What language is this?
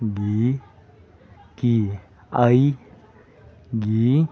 Manipuri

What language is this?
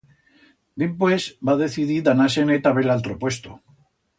Aragonese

